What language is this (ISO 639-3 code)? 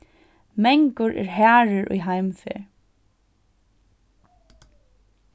fao